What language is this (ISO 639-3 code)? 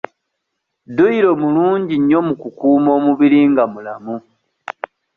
lug